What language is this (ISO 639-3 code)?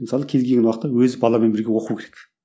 kaz